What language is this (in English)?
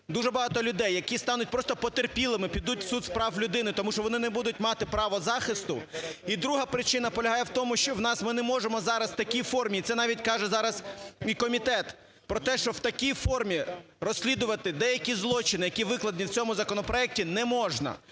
Ukrainian